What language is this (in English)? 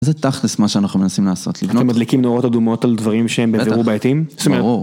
Hebrew